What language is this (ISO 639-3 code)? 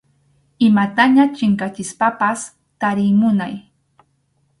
qxu